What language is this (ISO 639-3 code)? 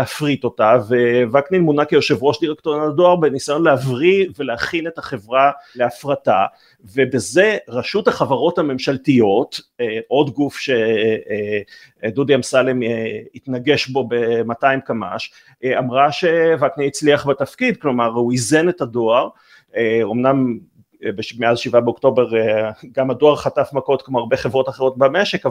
heb